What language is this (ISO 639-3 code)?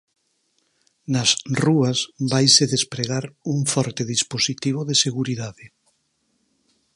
glg